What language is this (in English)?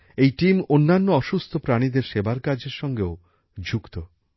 Bangla